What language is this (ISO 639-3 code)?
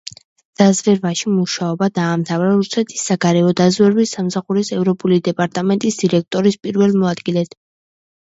kat